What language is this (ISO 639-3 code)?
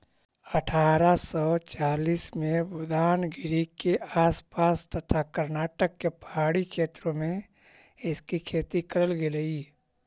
mag